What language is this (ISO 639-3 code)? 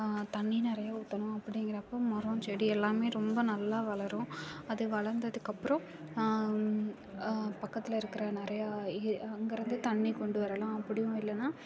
tam